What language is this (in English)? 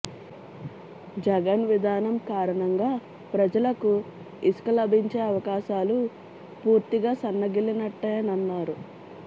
Telugu